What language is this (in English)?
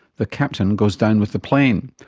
English